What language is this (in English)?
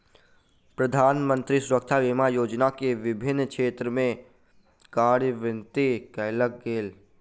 Maithili